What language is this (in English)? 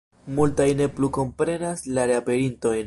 Esperanto